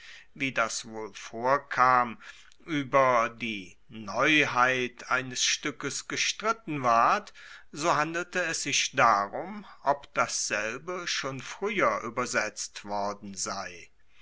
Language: German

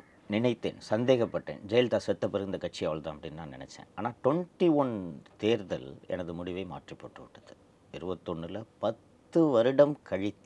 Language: Tamil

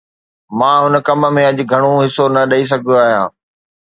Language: Sindhi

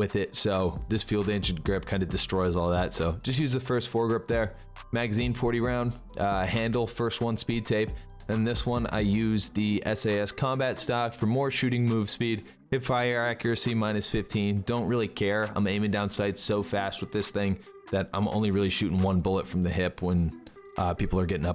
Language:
English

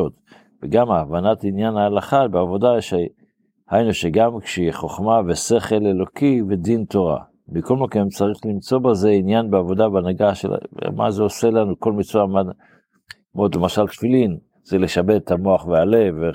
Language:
Hebrew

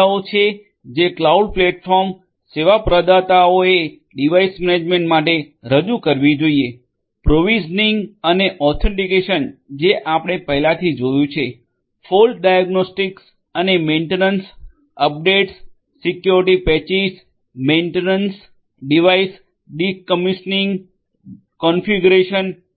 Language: Gujarati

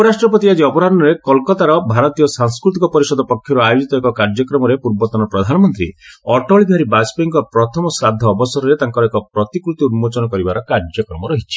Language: Odia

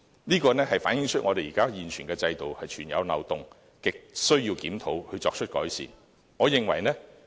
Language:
Cantonese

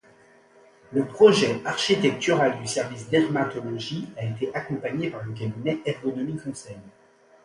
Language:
French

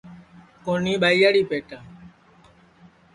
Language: Sansi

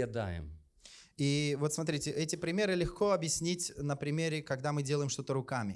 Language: Russian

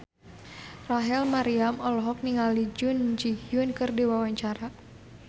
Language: Sundanese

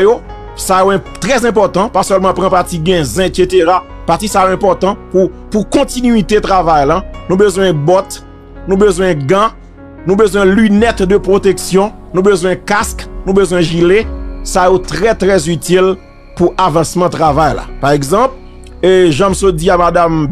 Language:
French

